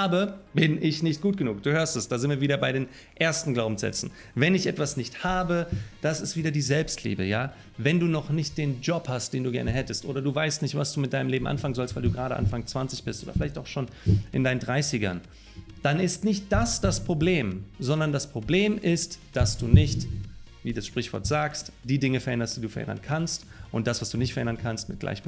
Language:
German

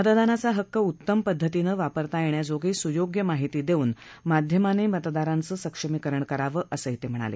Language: Marathi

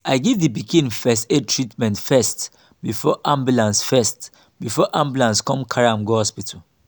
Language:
Nigerian Pidgin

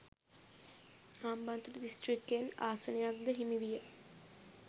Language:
Sinhala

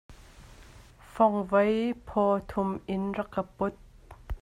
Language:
Hakha Chin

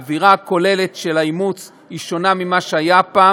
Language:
Hebrew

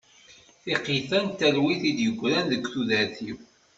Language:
Kabyle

